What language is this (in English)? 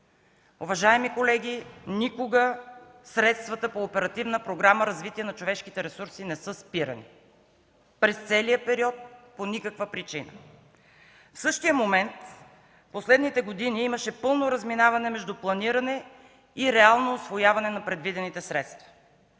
Bulgarian